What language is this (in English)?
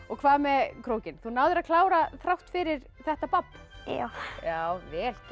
Icelandic